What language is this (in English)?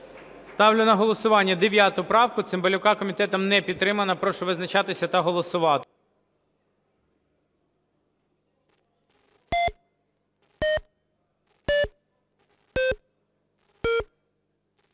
Ukrainian